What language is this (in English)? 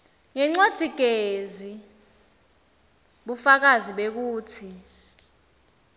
Swati